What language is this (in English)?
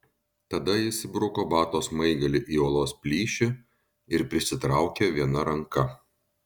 Lithuanian